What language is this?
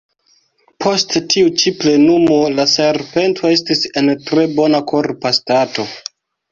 Esperanto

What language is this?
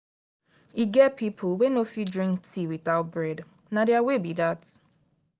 Nigerian Pidgin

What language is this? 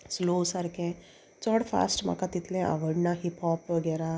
Konkani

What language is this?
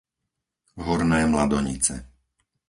Slovak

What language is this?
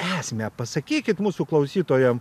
Lithuanian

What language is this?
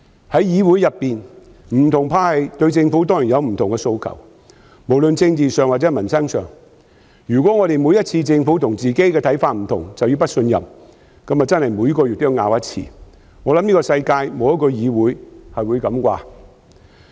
Cantonese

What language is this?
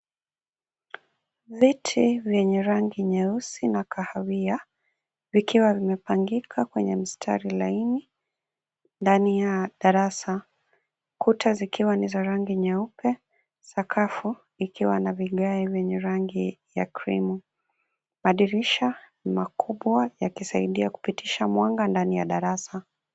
Swahili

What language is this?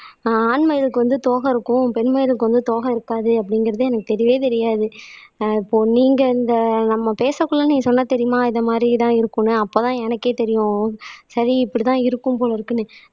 Tamil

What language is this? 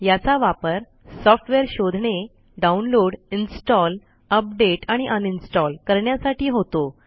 Marathi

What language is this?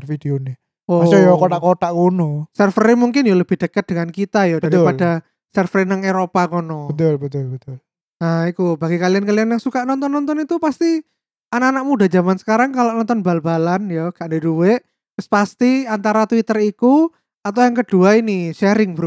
Indonesian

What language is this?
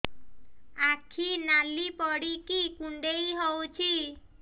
Odia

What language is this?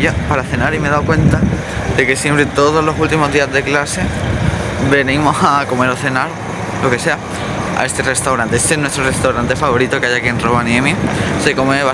Spanish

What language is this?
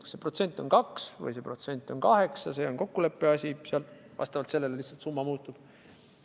Estonian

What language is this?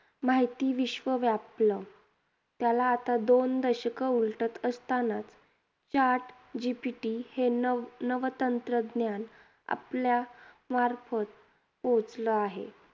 Marathi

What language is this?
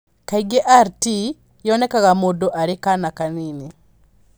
Kikuyu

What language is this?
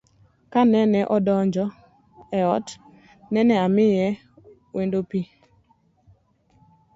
Luo (Kenya and Tanzania)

